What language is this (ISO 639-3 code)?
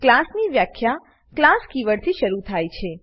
guj